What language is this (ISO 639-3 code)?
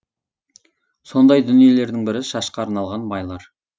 kaz